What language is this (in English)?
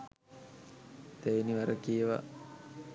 Sinhala